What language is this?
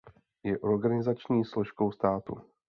Czech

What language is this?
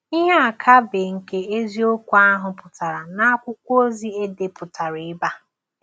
Igbo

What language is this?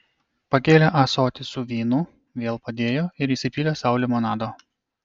Lithuanian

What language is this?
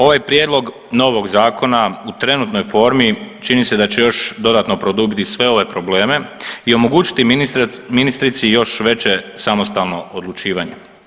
Croatian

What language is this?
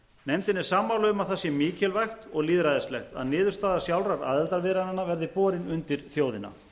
Icelandic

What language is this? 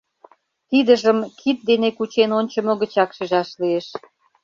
Mari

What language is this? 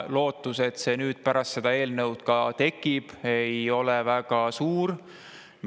Estonian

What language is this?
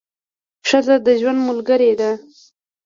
Pashto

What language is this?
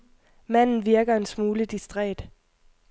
Danish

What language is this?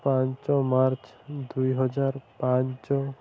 Odia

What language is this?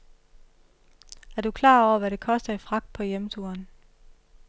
Danish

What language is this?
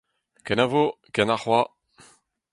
Breton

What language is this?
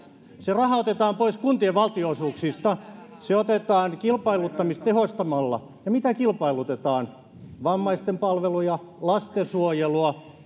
Finnish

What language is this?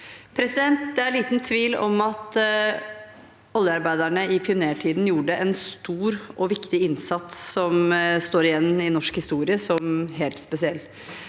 Norwegian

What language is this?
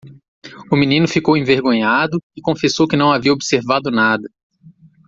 Portuguese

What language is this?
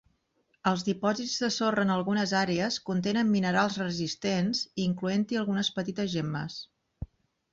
Catalan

